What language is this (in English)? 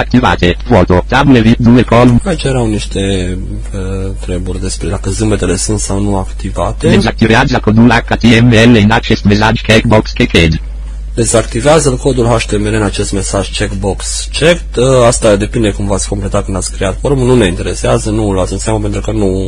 Romanian